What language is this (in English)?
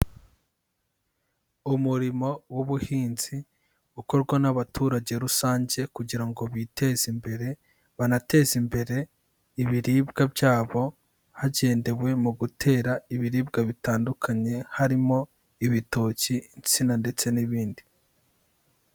Kinyarwanda